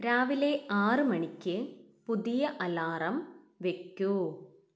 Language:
Malayalam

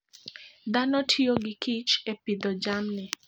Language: Luo (Kenya and Tanzania)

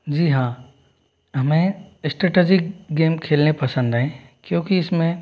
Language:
Hindi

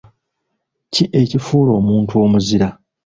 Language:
Ganda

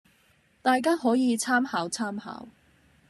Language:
Cantonese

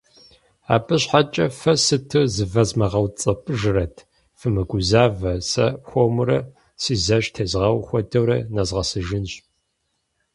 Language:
Kabardian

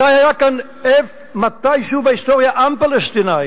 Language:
Hebrew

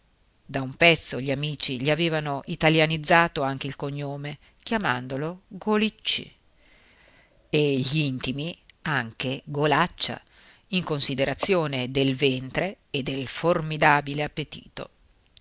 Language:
Italian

